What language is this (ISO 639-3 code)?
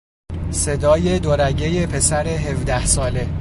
fas